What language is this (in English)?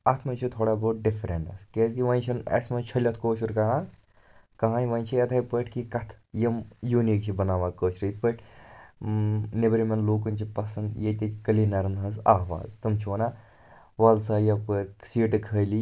Kashmiri